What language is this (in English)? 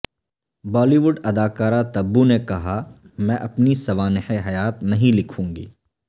Urdu